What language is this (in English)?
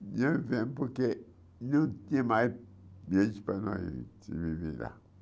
Portuguese